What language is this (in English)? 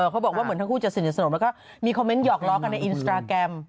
Thai